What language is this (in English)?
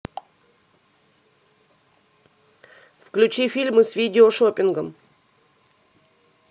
Russian